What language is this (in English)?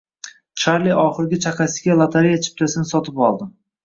Uzbek